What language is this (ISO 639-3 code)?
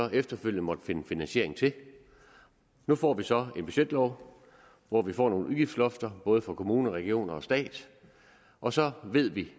dan